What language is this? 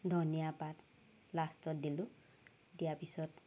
Assamese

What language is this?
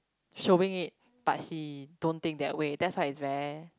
English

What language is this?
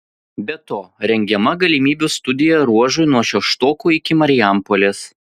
Lithuanian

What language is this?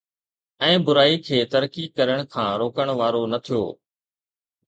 Sindhi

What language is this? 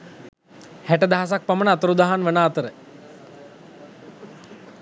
Sinhala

